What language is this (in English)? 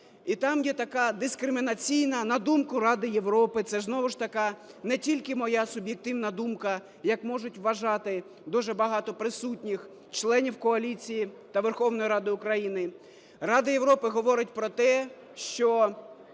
Ukrainian